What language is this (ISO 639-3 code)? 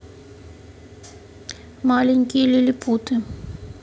rus